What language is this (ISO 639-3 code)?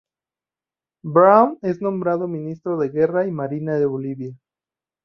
spa